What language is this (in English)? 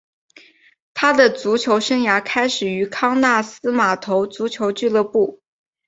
Chinese